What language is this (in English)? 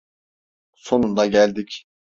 Turkish